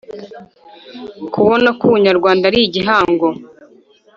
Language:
Kinyarwanda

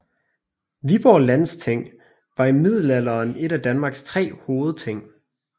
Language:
Danish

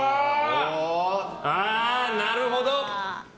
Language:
Japanese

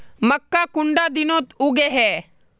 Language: Magahi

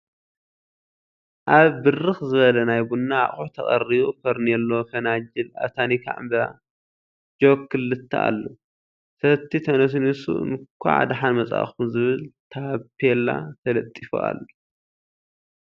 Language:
Tigrinya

